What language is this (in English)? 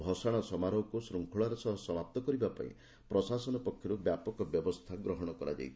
Odia